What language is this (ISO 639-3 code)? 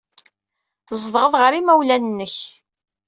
kab